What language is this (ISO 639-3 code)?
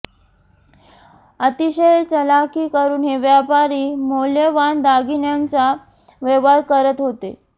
mar